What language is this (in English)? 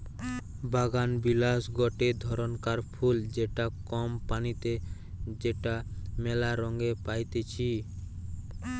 Bangla